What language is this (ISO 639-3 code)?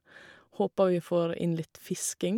nor